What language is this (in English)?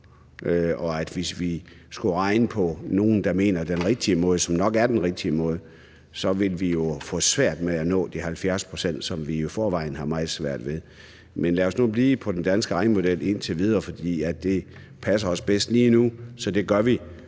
Danish